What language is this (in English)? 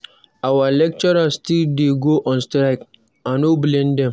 Nigerian Pidgin